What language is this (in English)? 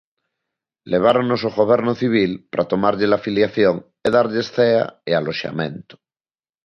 Galician